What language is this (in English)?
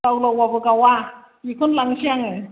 Bodo